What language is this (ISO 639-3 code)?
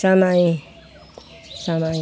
nep